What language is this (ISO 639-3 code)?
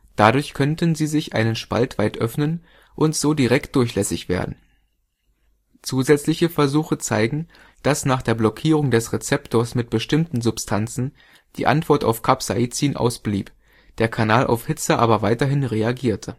deu